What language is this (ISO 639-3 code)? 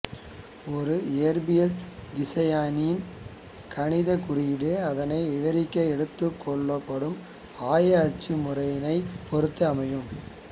tam